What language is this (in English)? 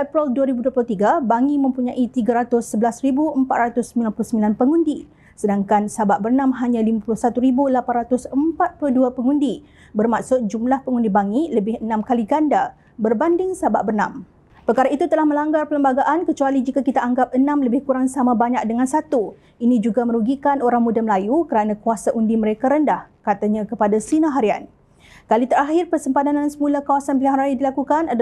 Malay